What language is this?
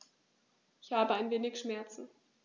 German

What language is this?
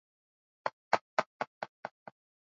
Swahili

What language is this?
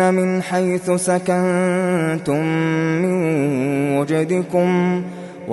Arabic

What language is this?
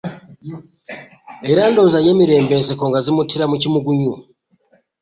Ganda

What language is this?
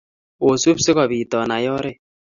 Kalenjin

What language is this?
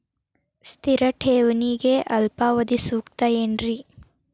Kannada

